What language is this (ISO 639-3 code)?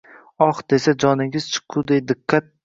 uzb